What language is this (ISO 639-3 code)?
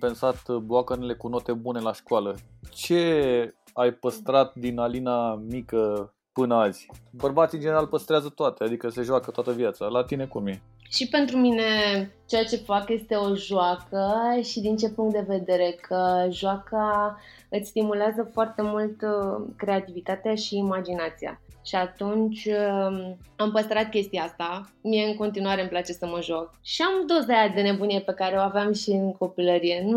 ron